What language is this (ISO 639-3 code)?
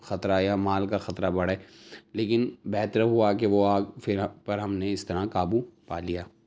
urd